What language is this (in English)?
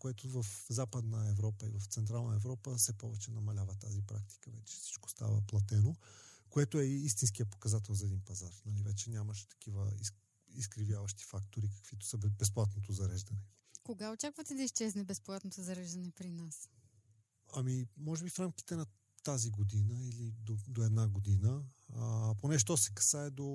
Bulgarian